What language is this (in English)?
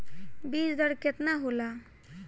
Bhojpuri